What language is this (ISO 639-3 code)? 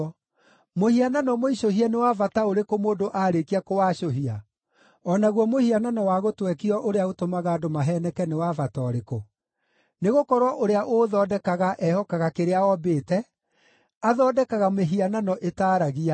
kik